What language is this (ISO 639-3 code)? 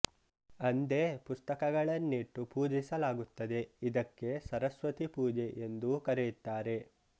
kan